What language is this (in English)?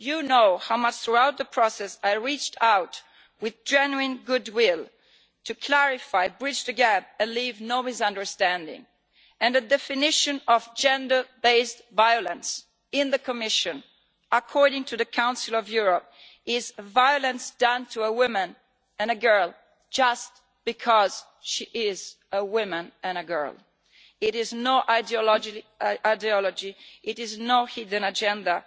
English